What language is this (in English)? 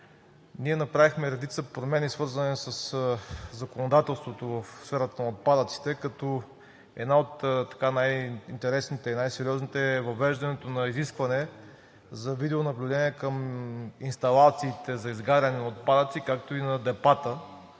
Bulgarian